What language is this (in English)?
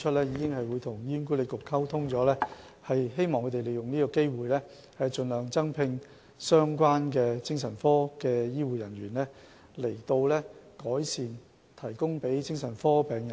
Cantonese